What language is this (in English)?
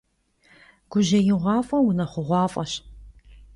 Kabardian